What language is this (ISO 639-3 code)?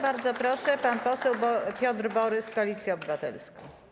pol